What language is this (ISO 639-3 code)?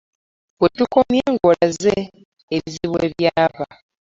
lug